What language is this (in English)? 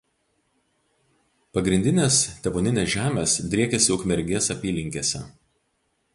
Lithuanian